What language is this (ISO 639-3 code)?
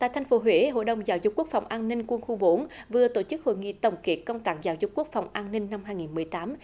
vie